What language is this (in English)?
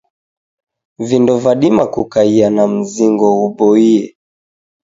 Taita